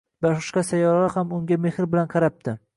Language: Uzbek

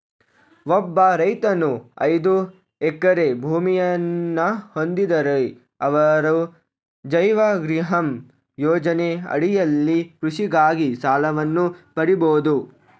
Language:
Kannada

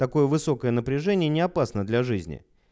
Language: Russian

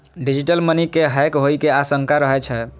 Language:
Maithili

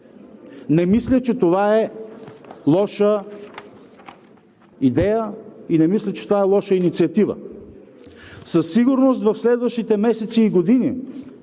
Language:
Bulgarian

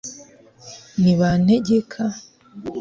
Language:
Kinyarwanda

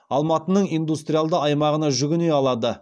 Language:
Kazakh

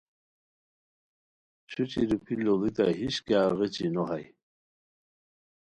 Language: Khowar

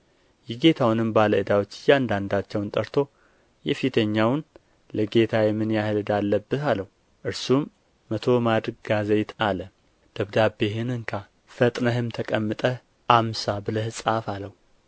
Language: Amharic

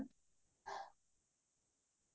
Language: Assamese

